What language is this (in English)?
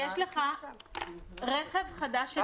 Hebrew